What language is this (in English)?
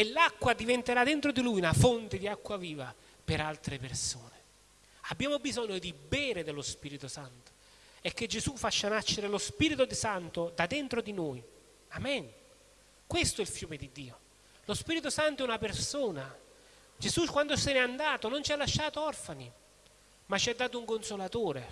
Italian